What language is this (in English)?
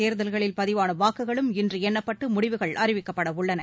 Tamil